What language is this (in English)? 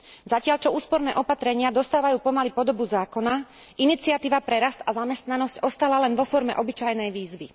Slovak